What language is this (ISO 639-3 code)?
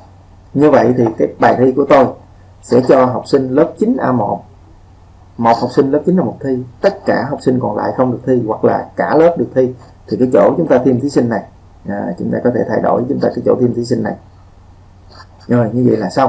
vie